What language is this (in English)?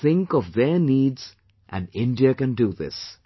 English